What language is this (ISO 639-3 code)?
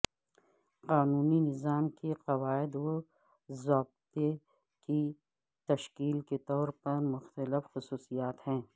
urd